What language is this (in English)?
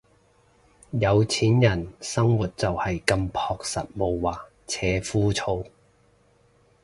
Cantonese